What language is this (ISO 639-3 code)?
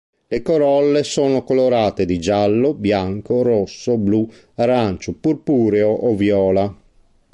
ita